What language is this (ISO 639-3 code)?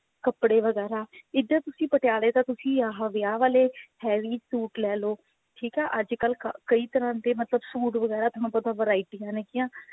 pan